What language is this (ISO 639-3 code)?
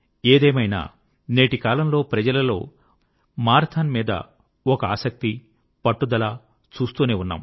tel